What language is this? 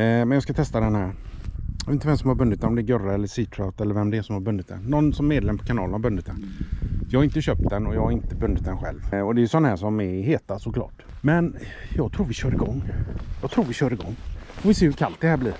Swedish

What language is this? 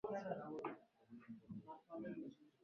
Swahili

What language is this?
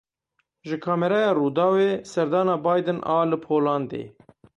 Kurdish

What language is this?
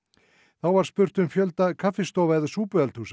Icelandic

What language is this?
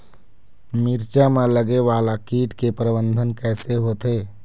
Chhattisgarhi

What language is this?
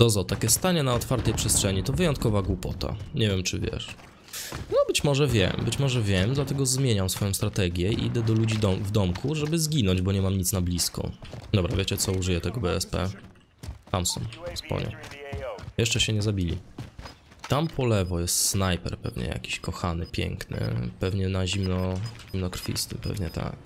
Polish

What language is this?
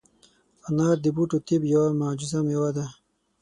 Pashto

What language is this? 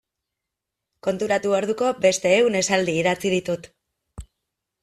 Basque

